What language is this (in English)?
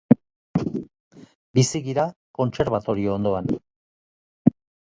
Basque